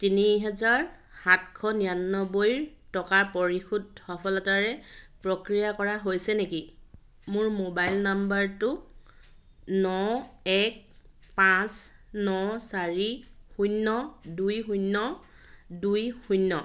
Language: Assamese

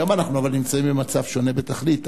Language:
Hebrew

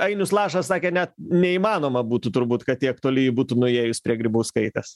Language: Lithuanian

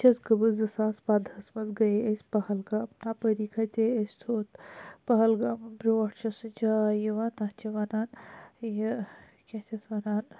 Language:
Kashmiri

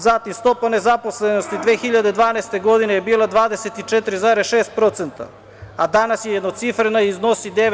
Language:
Serbian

